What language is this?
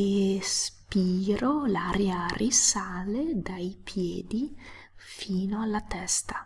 Italian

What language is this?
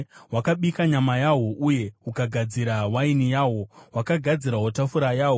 Shona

